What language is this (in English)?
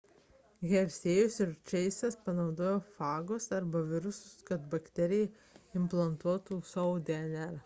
Lithuanian